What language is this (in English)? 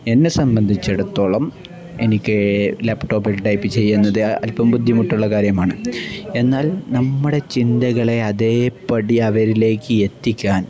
Malayalam